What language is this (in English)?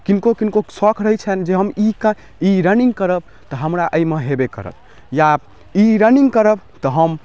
Maithili